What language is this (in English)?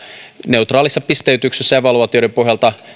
Finnish